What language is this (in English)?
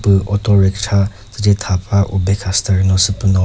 Chokri Naga